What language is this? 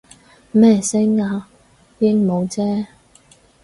Cantonese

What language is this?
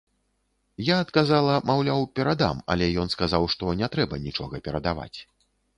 Belarusian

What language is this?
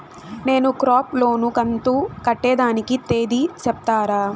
Telugu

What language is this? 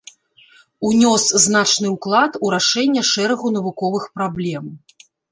Belarusian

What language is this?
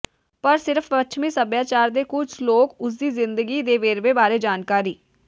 Punjabi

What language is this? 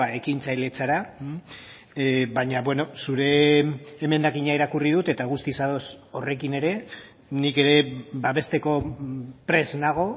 Basque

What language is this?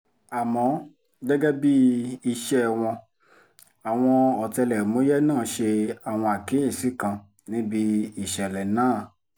Yoruba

